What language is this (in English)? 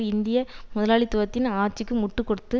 Tamil